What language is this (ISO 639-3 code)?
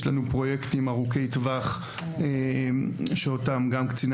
heb